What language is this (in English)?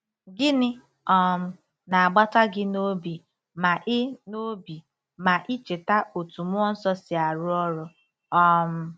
Igbo